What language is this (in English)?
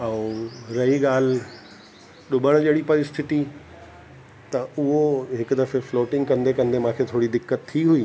Sindhi